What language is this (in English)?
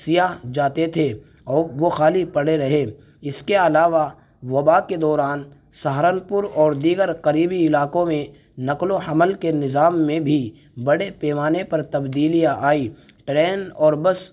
Urdu